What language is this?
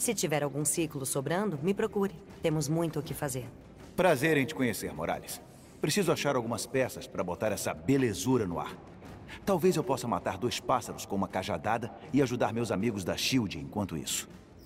Portuguese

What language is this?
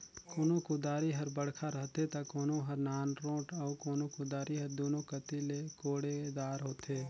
Chhattisgarhi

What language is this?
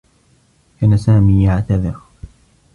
Arabic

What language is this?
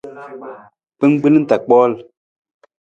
Nawdm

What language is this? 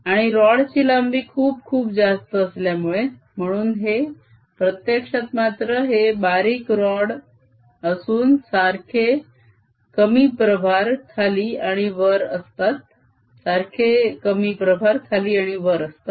Marathi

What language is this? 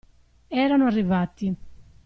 Italian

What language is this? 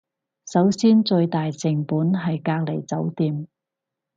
Cantonese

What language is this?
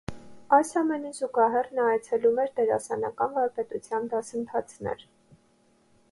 Armenian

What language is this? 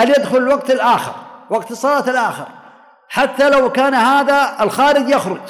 Arabic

